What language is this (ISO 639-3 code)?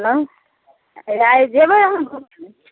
mai